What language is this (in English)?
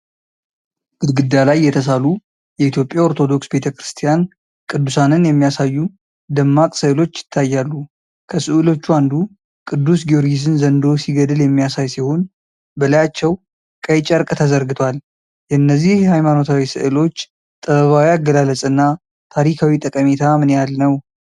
Amharic